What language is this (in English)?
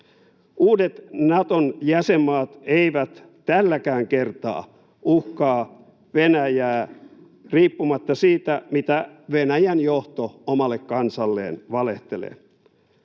Finnish